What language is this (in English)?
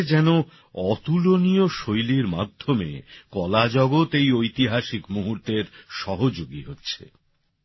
Bangla